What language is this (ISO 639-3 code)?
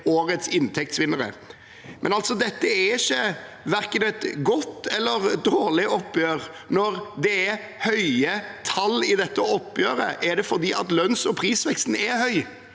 nor